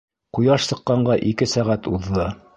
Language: Bashkir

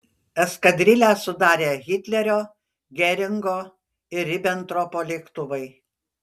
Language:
Lithuanian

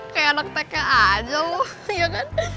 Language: Indonesian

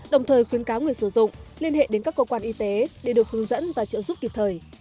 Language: Vietnamese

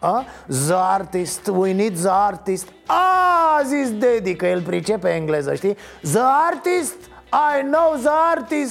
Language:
Romanian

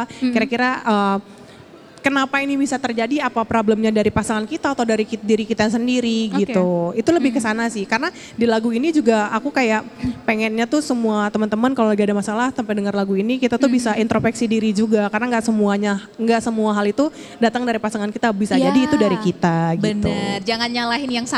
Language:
Indonesian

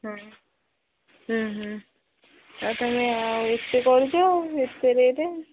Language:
Odia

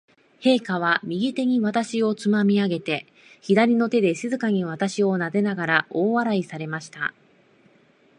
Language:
Japanese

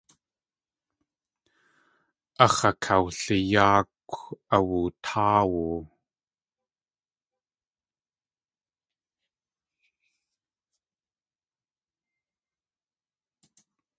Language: Tlingit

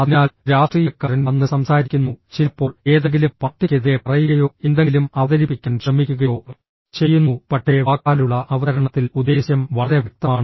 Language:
Malayalam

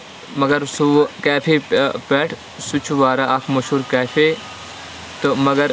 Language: Kashmiri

